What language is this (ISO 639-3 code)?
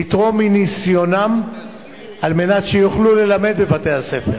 heb